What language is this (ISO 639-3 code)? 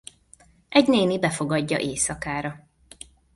hun